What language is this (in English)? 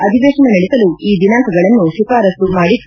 Kannada